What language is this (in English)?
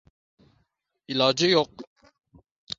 Uzbek